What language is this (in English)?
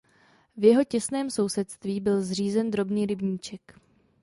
Czech